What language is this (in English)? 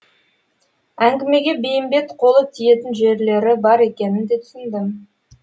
Kazakh